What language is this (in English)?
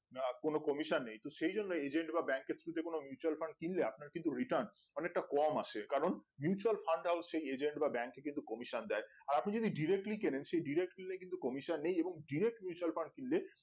Bangla